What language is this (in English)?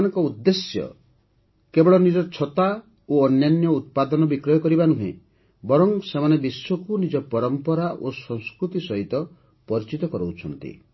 Odia